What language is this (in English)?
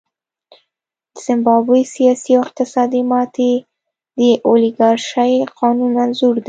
Pashto